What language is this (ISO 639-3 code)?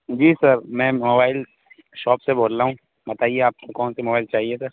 urd